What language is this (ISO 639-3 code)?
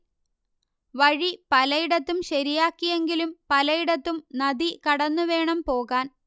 mal